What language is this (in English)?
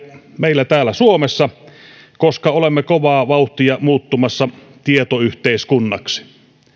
Finnish